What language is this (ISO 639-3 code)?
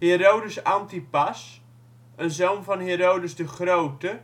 nld